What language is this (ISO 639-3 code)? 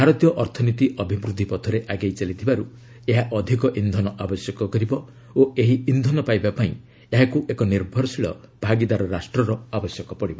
ori